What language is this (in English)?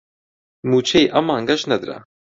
Central Kurdish